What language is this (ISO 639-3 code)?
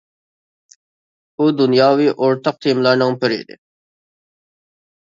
uig